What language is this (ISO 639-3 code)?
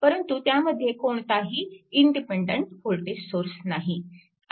mar